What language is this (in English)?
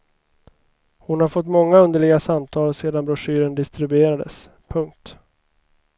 Swedish